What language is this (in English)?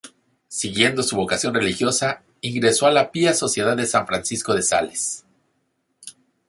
Spanish